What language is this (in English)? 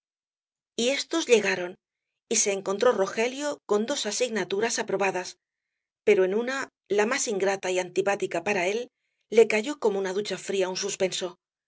Spanish